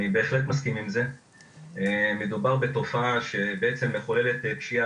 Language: Hebrew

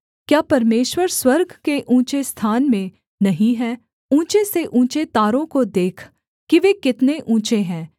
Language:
Hindi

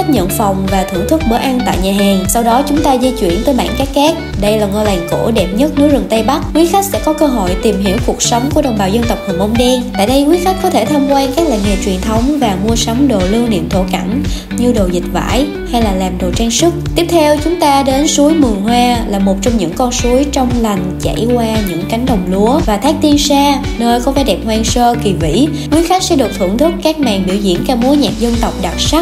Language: Vietnamese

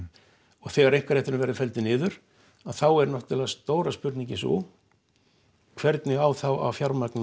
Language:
Icelandic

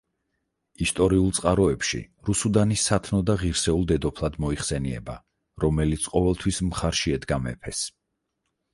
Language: Georgian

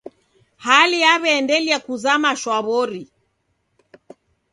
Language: Taita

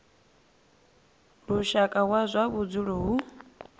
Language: Venda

